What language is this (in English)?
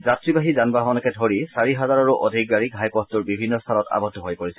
Assamese